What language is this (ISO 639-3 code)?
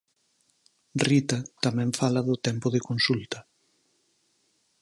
glg